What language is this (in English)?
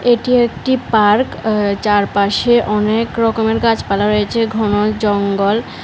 Bangla